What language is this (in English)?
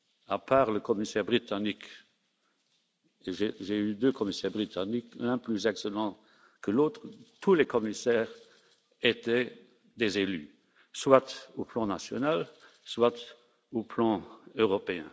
French